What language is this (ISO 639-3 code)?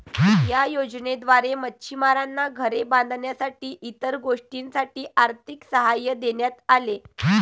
mar